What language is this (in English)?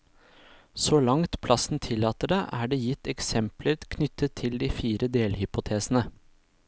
Norwegian